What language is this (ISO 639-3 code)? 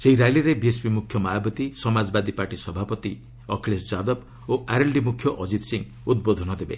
ori